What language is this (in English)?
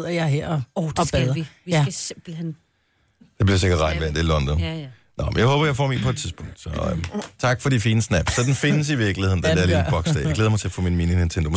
Danish